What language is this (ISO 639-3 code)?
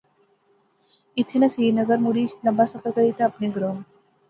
phr